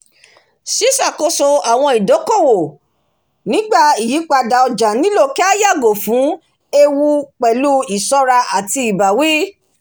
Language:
Yoruba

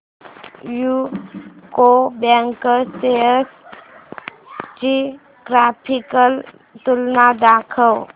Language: Marathi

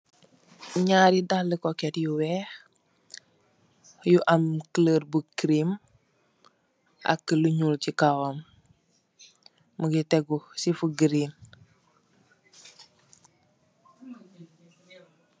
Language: Wolof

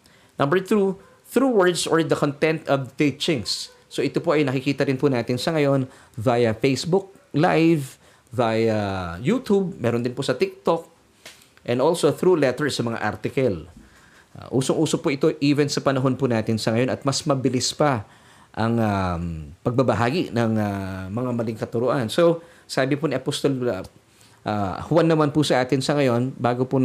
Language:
Filipino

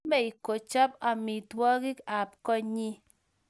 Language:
Kalenjin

